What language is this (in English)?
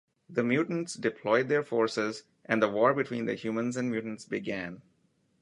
English